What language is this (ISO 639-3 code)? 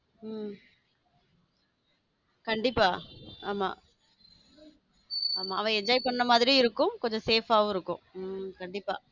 tam